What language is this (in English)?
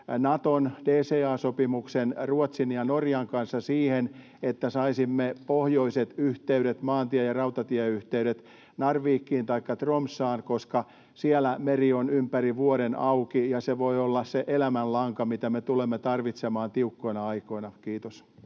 Finnish